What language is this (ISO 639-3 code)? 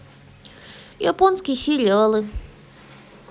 rus